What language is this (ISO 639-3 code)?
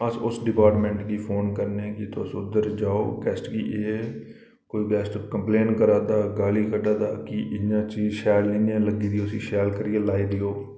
doi